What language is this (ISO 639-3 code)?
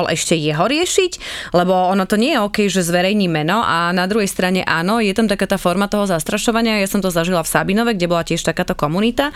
slk